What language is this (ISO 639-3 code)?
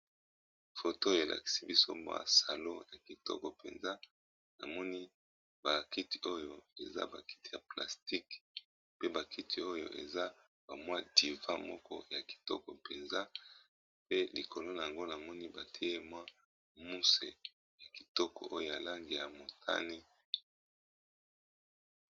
lin